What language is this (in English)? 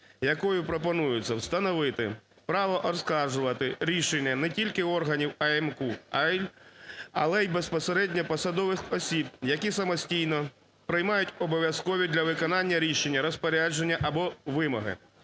Ukrainian